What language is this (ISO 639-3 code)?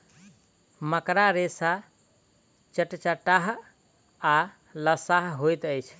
mai